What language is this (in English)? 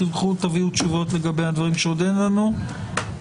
Hebrew